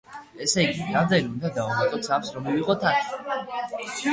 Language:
Georgian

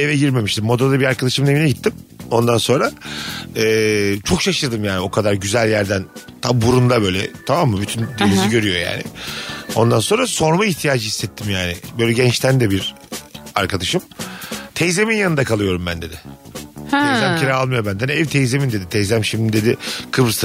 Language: Turkish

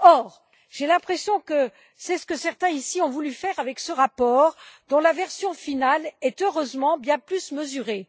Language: French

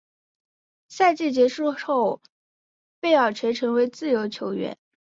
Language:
Chinese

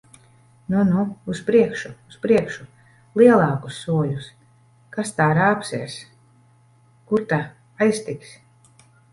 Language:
Latvian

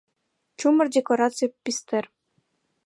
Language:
Mari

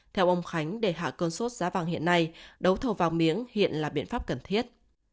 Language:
Vietnamese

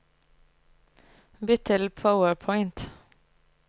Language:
Norwegian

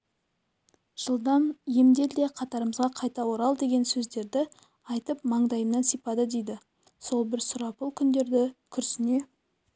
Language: Kazakh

